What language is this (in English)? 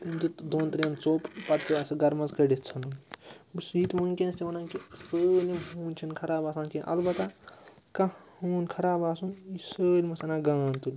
Kashmiri